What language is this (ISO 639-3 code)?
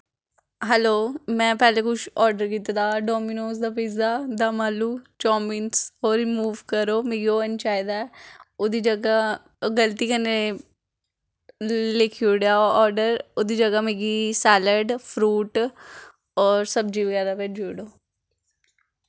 doi